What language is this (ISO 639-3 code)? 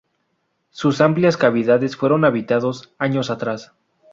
spa